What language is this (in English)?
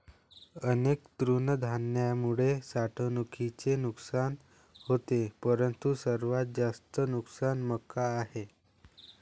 Marathi